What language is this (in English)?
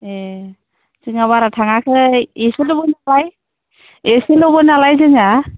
Bodo